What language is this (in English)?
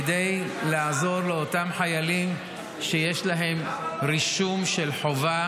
Hebrew